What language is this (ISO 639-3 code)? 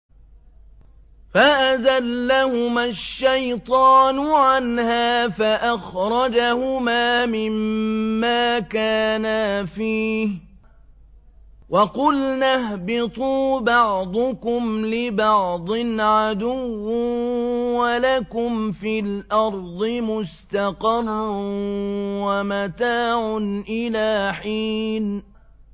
ara